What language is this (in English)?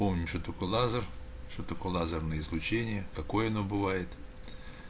Russian